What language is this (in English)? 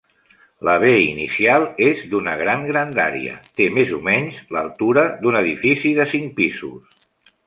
Catalan